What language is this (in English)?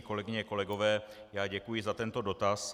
Czech